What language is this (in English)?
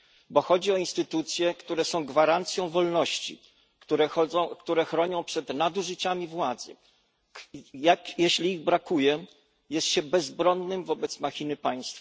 Polish